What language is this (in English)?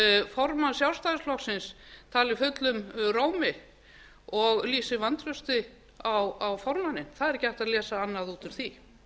Icelandic